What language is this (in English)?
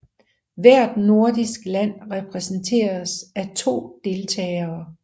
Danish